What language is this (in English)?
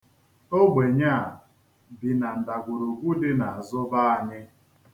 Igbo